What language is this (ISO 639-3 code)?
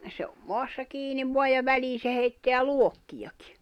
fin